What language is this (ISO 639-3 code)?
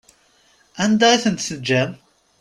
kab